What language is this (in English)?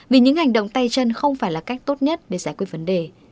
Vietnamese